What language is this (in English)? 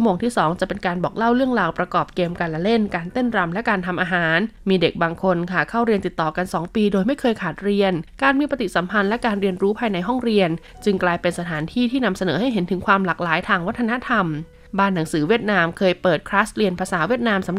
Thai